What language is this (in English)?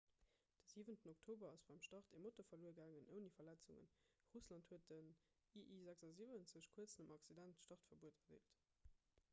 Luxembourgish